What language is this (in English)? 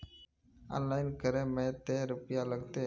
Magahi